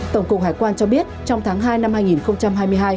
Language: Vietnamese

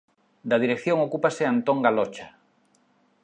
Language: Galician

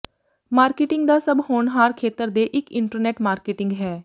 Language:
Punjabi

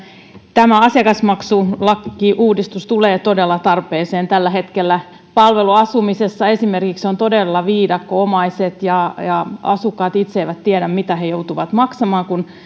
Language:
Finnish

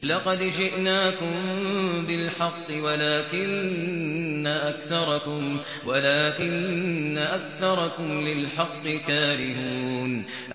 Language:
Arabic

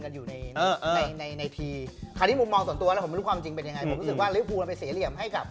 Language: Thai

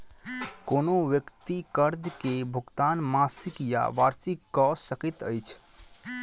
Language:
Maithili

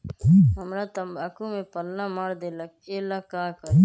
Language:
Magahi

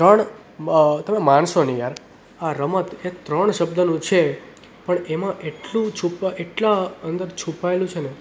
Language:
Gujarati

